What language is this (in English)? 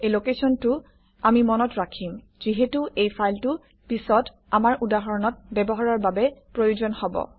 Assamese